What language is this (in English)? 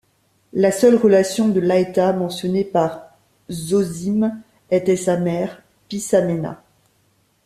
French